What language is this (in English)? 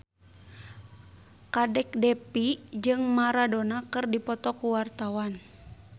Sundanese